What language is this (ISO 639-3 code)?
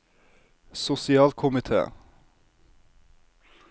nor